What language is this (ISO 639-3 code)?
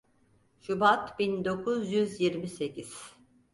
tur